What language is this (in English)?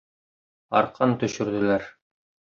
Bashkir